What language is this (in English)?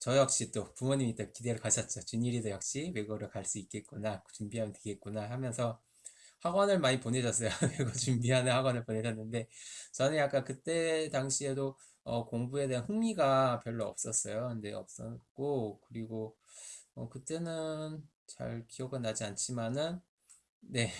Korean